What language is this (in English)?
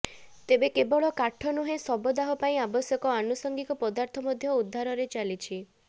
Odia